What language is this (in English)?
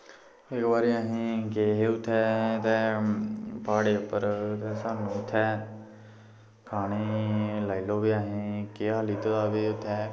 Dogri